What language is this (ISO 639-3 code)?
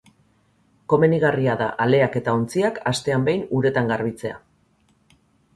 eus